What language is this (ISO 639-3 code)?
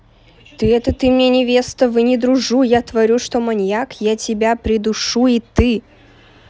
rus